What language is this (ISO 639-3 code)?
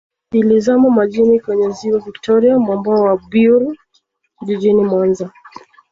swa